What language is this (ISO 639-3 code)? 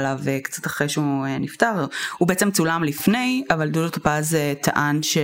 heb